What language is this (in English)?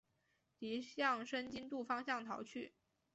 Chinese